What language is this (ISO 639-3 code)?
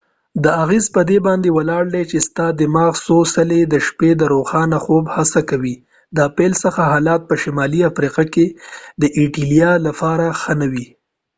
pus